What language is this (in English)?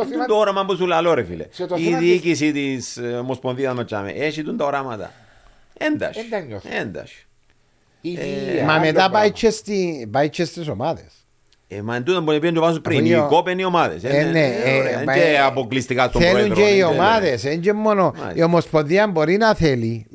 Greek